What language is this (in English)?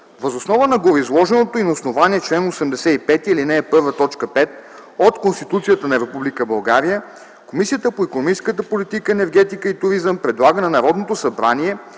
Bulgarian